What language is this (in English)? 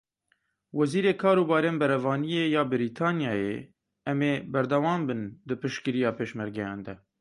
Kurdish